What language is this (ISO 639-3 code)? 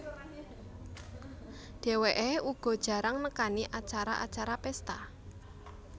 jav